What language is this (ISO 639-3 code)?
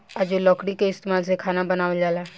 bho